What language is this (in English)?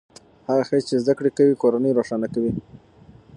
Pashto